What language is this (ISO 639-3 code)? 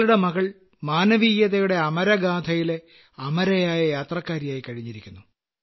mal